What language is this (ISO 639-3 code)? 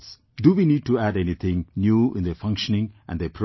eng